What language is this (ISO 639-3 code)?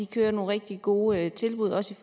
dan